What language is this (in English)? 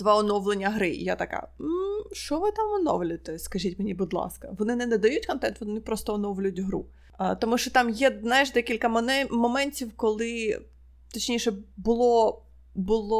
Ukrainian